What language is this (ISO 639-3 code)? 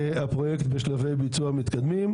heb